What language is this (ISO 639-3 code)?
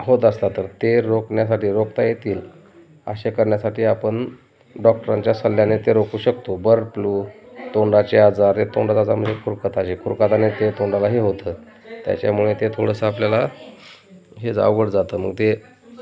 mar